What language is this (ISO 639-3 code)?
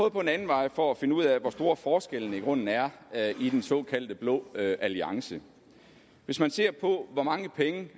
dan